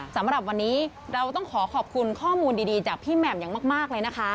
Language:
Thai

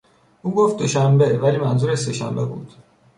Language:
Persian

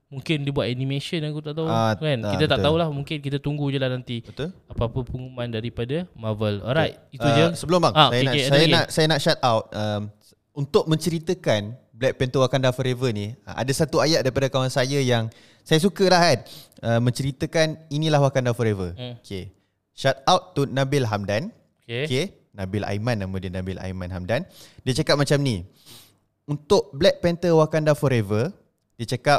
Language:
Malay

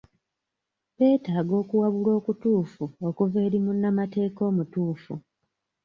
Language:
Ganda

